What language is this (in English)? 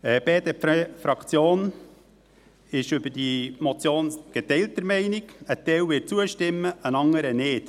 Swiss German